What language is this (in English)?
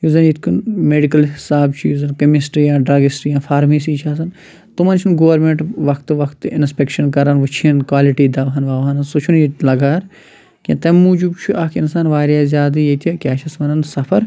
Kashmiri